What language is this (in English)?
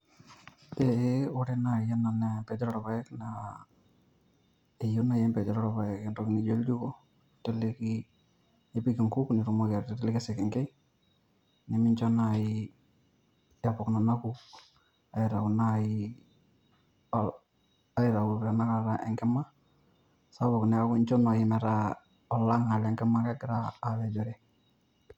Masai